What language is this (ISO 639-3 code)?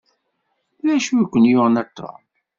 kab